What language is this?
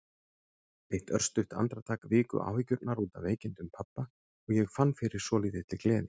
Icelandic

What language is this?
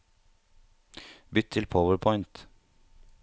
Norwegian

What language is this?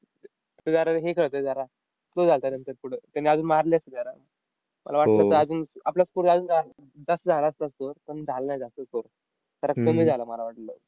Marathi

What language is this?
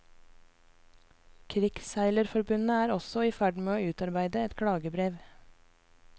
Norwegian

